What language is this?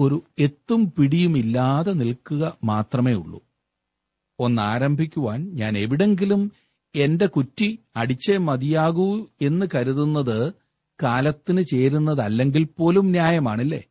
Malayalam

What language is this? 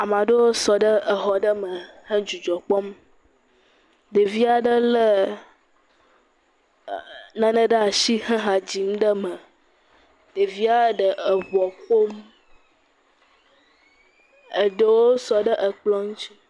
Ewe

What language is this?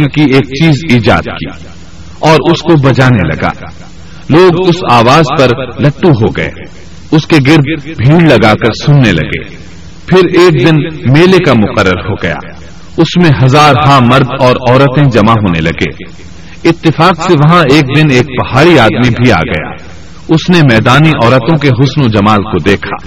Urdu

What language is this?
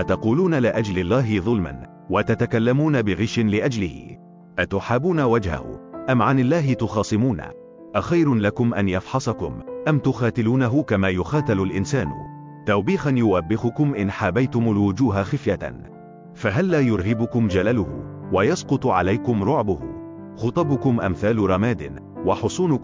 Arabic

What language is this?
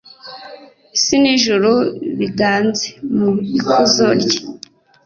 Kinyarwanda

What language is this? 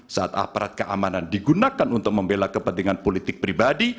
Indonesian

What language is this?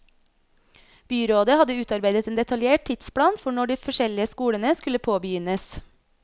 Norwegian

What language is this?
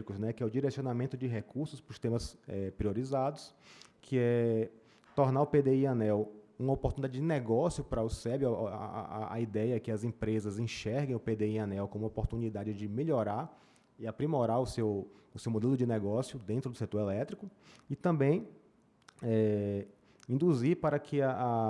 Portuguese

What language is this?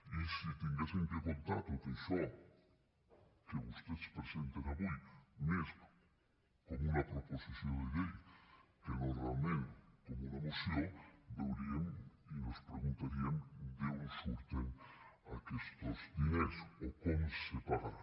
Catalan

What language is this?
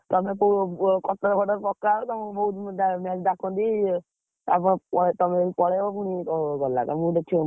Odia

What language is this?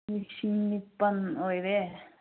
Manipuri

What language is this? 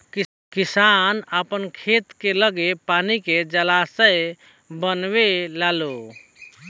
Bhojpuri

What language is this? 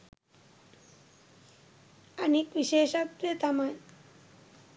Sinhala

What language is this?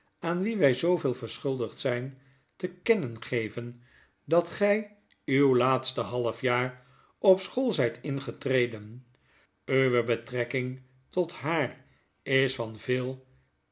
Dutch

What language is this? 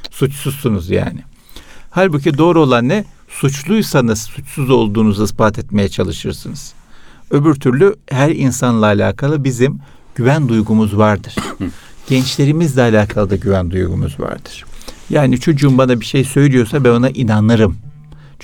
Turkish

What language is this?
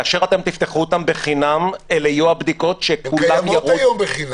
Hebrew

